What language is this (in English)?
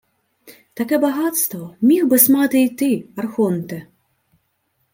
Ukrainian